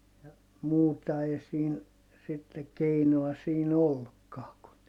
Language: Finnish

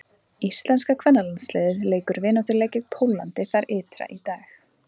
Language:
Icelandic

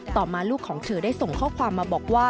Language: Thai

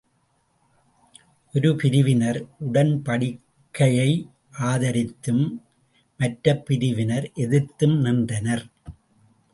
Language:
Tamil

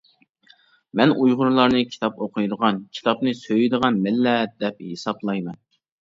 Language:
Uyghur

